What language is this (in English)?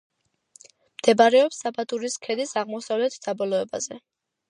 Georgian